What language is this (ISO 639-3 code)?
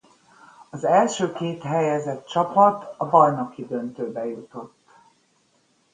hun